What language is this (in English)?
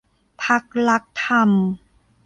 Thai